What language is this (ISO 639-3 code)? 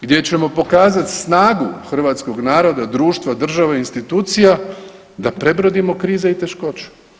hrv